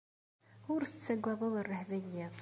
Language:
Kabyle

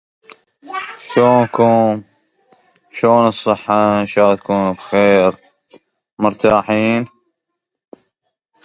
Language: Arabic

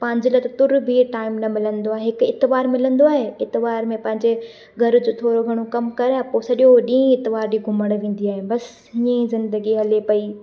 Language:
Sindhi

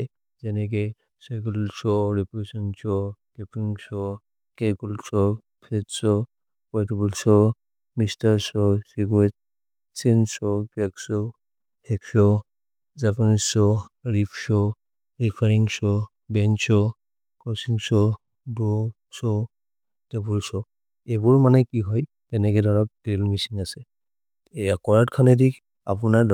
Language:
Maria (India)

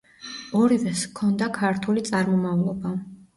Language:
Georgian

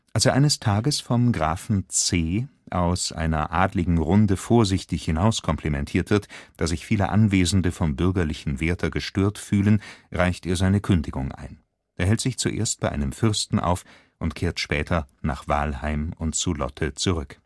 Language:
German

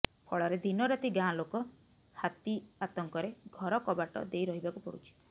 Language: Odia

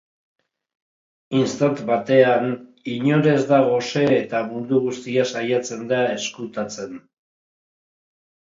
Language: Basque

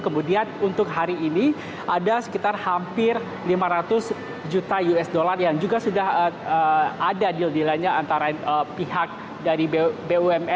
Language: Indonesian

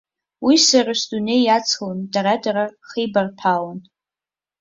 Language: Abkhazian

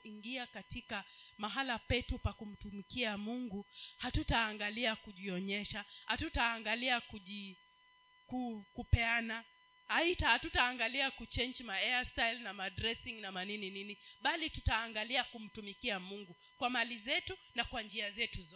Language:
Swahili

